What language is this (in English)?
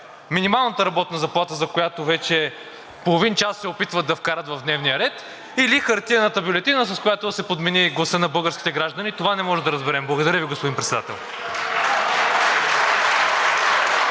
Bulgarian